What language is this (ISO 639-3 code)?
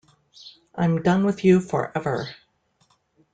eng